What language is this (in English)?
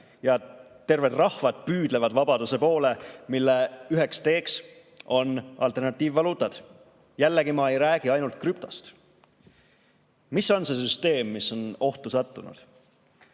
Estonian